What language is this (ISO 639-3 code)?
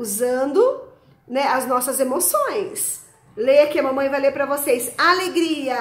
por